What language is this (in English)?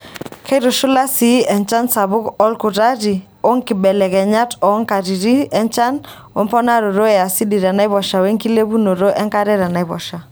Masai